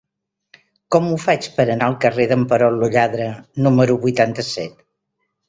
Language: Catalan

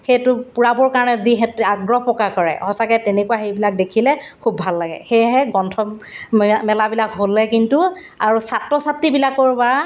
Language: Assamese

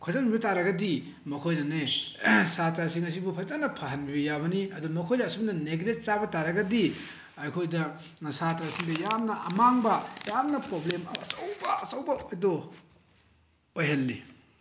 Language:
Manipuri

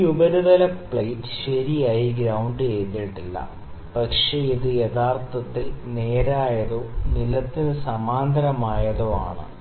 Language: Malayalam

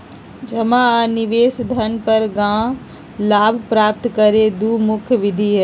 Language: Magahi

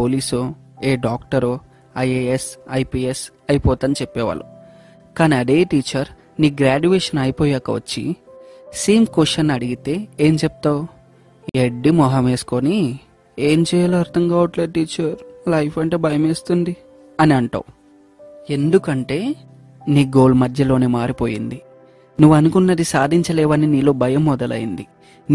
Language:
Telugu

